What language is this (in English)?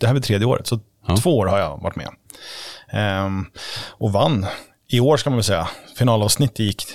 Swedish